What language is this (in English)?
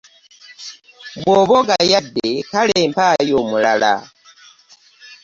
Ganda